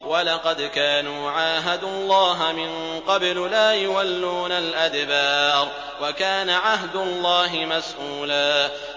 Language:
Arabic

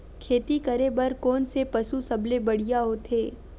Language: Chhattisgarhi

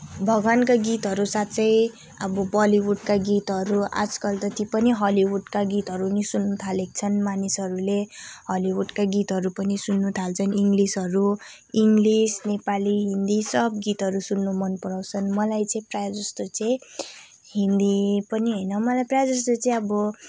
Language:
Nepali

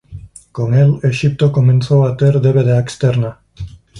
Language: Galician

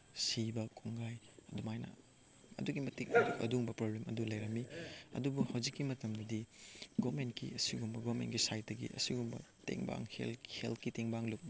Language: Manipuri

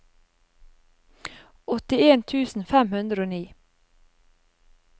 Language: Norwegian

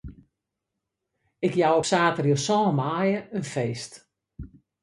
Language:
Western Frisian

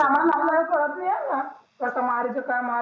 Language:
Marathi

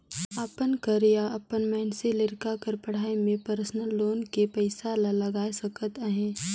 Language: Chhattisgarhi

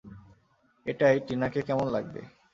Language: Bangla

